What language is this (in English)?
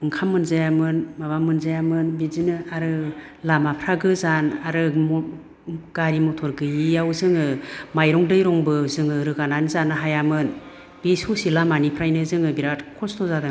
Bodo